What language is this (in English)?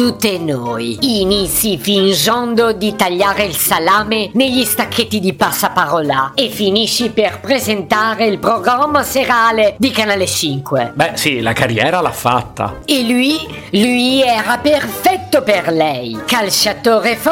Italian